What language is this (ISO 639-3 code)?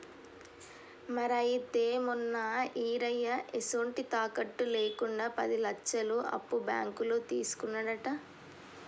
tel